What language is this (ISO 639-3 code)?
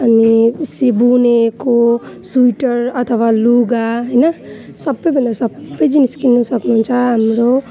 nep